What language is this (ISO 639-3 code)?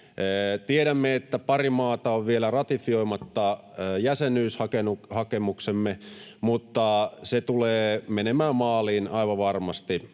fin